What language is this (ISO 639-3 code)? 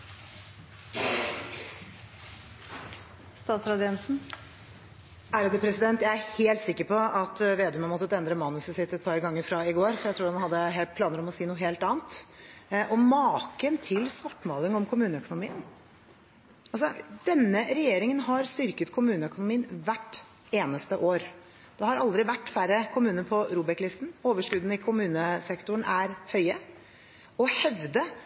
nob